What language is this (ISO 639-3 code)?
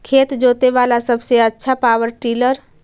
mag